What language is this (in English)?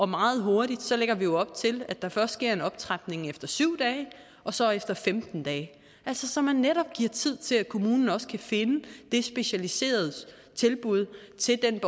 Danish